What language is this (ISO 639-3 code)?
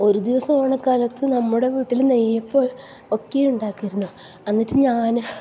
mal